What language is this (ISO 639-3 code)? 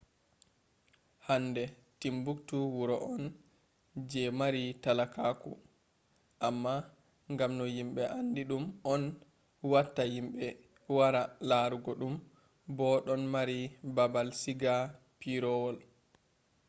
ful